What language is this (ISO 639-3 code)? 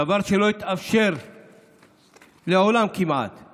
heb